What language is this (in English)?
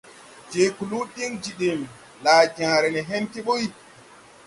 Tupuri